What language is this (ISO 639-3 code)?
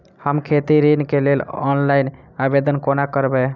mai